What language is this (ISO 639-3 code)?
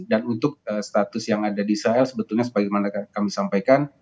ind